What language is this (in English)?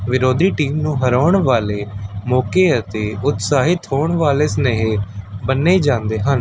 Punjabi